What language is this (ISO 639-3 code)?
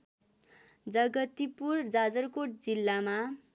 nep